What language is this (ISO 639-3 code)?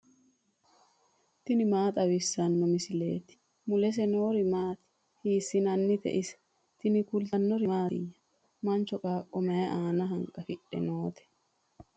sid